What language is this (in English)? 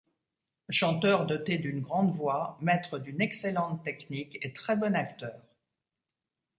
French